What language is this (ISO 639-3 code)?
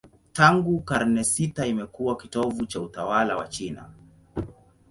swa